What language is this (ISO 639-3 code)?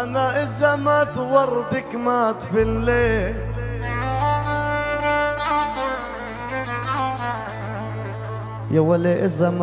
ara